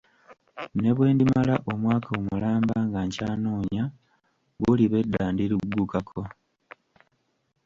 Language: Ganda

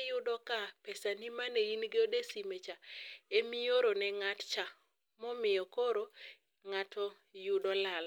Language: Luo (Kenya and Tanzania)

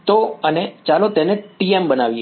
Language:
Gujarati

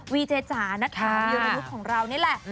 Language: Thai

